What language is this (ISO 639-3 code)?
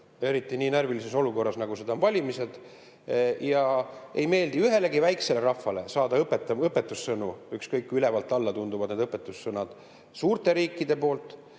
est